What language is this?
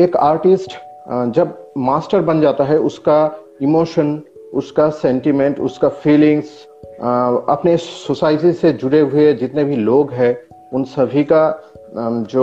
Hindi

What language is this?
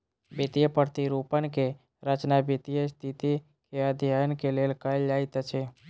Maithili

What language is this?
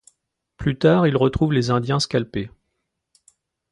French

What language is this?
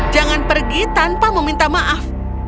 Indonesian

